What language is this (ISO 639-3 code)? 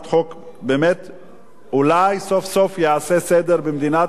heb